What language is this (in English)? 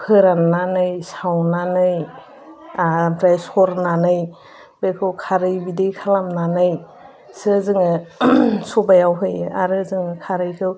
Bodo